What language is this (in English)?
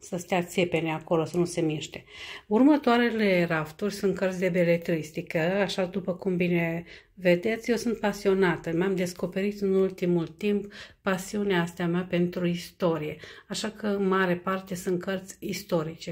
Romanian